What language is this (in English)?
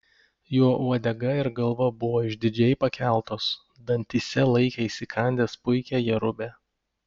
Lithuanian